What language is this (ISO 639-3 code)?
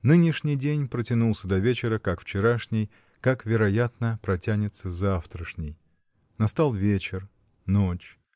rus